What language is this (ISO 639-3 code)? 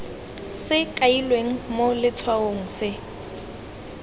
tsn